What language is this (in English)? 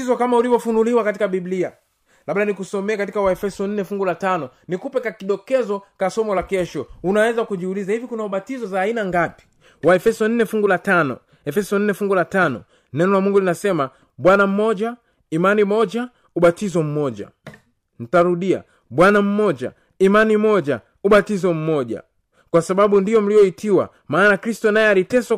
Swahili